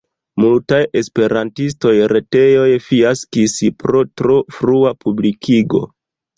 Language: Esperanto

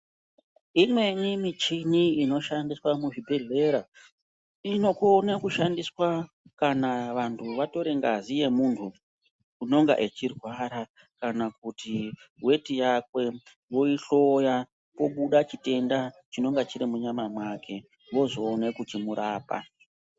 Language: Ndau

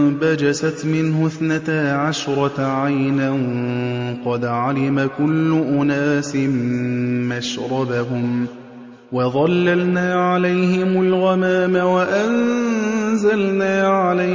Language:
Arabic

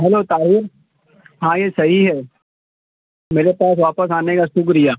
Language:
Urdu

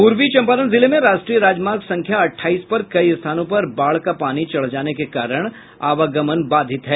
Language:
Hindi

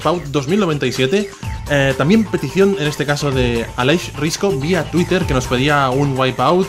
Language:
Spanish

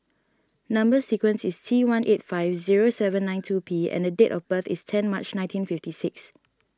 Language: English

